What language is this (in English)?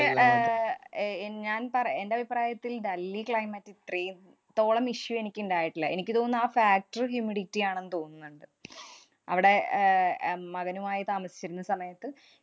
Malayalam